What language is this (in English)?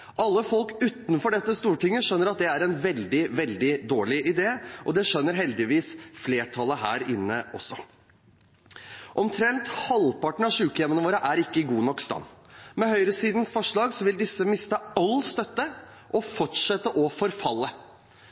Norwegian Bokmål